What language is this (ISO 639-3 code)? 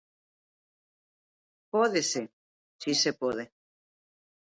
glg